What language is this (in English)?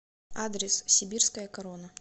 Russian